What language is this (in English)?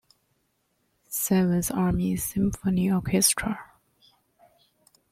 English